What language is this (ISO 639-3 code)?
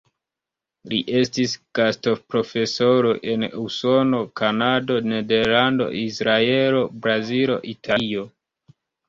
epo